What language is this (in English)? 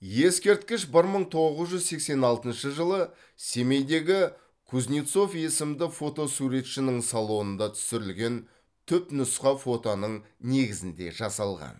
Kazakh